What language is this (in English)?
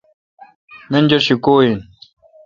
Kalkoti